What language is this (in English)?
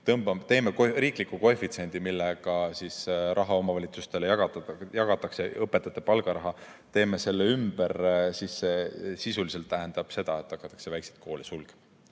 Estonian